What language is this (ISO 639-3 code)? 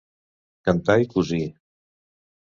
cat